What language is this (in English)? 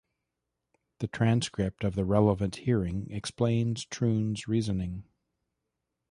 English